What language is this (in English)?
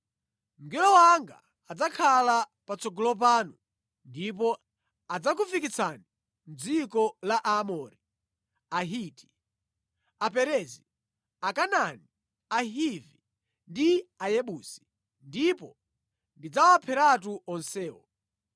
Nyanja